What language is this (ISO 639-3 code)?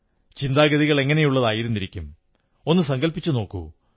mal